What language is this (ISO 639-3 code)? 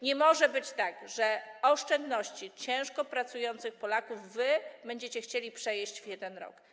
pol